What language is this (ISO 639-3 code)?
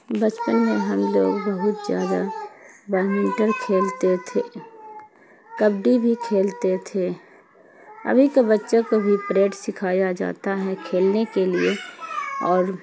urd